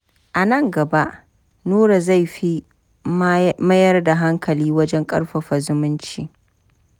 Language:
Hausa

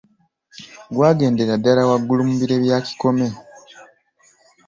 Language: Ganda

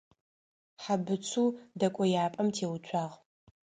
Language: Adyghe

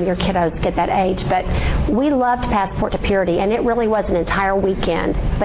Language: English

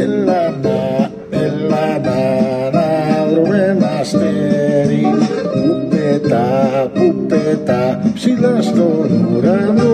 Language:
Greek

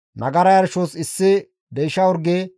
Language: Gamo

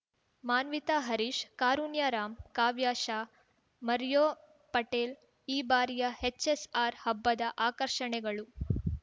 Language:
Kannada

